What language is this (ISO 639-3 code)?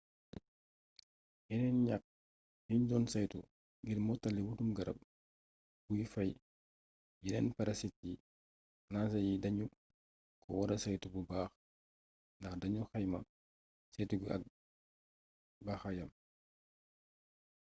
wol